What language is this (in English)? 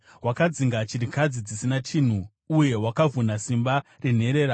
Shona